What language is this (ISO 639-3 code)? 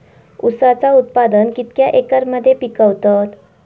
mar